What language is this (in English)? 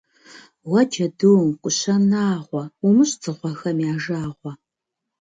Kabardian